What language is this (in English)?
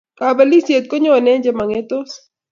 Kalenjin